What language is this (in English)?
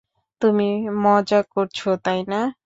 Bangla